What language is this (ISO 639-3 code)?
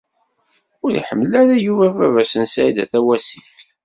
kab